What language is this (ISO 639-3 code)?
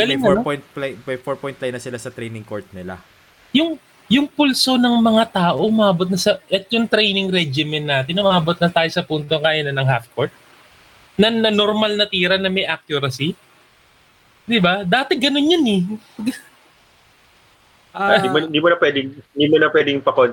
fil